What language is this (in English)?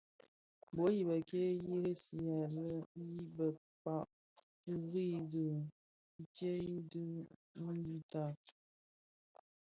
Bafia